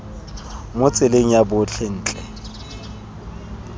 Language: Tswana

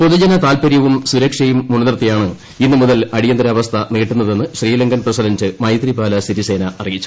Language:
Malayalam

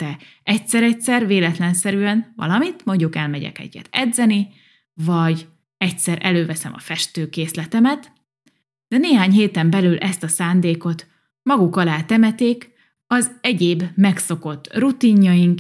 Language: Hungarian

